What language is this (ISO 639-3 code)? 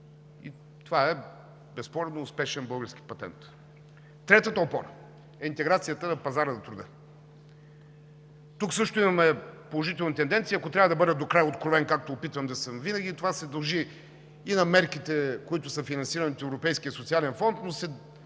bul